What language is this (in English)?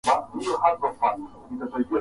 Swahili